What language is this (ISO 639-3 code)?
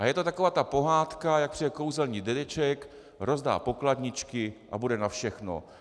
ces